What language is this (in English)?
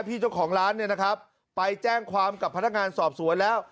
Thai